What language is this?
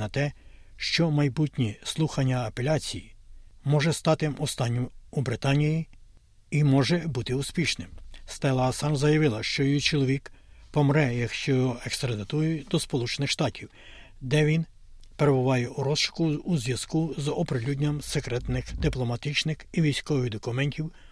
Ukrainian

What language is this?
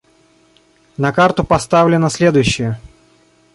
Russian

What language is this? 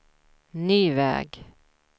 Swedish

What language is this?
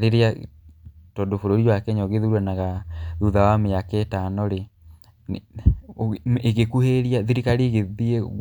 Kikuyu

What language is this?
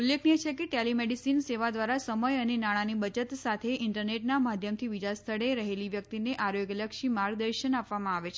Gujarati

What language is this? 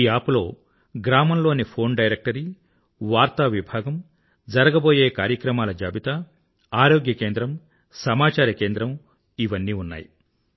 Telugu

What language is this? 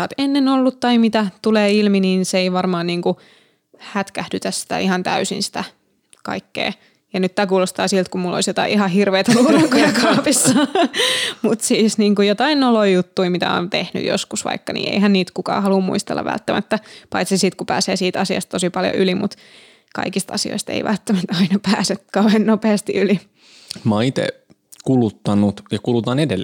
Finnish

